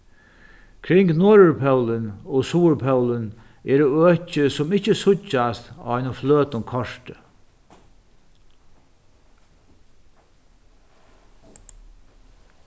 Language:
Faroese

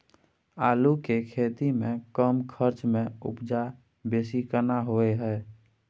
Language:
Maithili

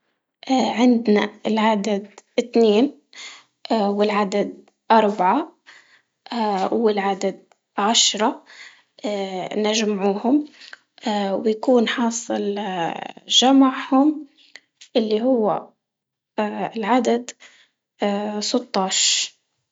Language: Libyan Arabic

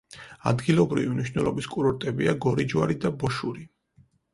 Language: Georgian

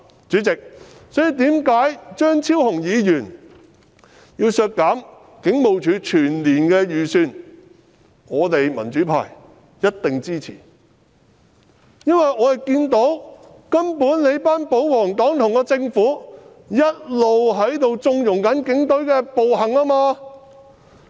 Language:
Cantonese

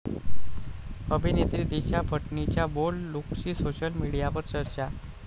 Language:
Marathi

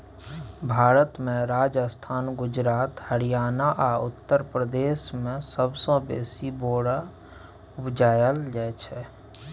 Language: Maithili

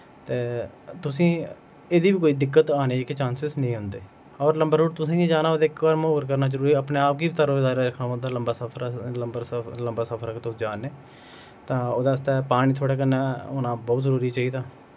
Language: Dogri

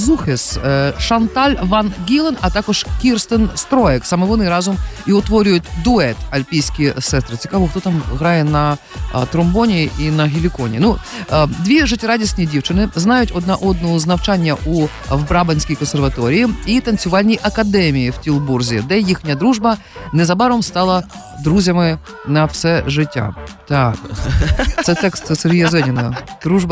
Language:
Ukrainian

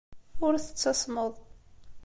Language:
Kabyle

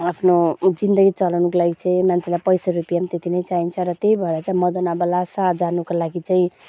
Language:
Nepali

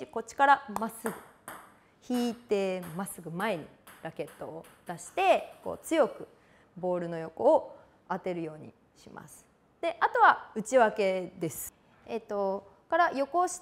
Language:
Japanese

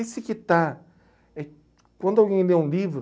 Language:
Portuguese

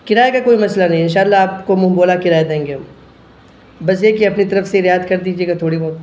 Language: Urdu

